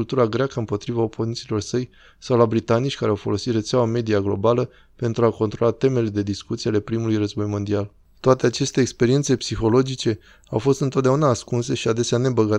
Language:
Romanian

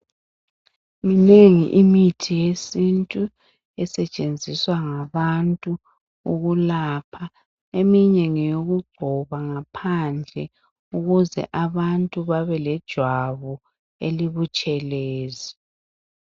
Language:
North Ndebele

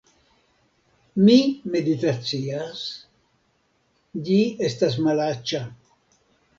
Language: Esperanto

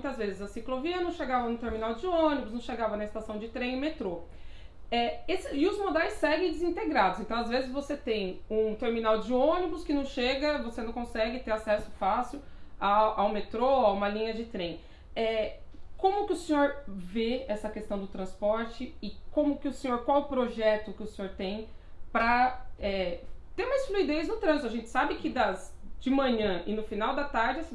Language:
Portuguese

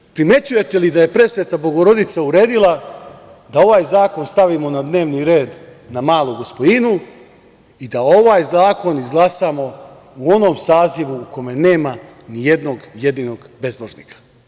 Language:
Serbian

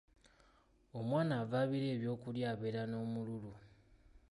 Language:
Ganda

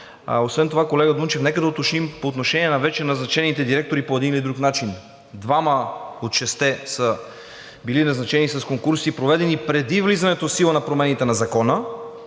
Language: Bulgarian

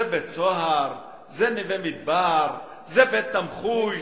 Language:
Hebrew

